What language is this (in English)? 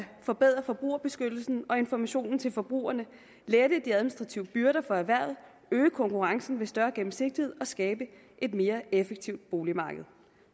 Danish